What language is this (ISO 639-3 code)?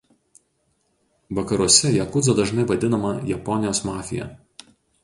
lit